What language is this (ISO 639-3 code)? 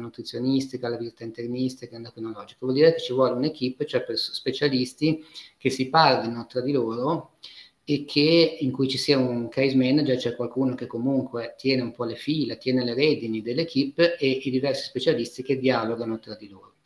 ita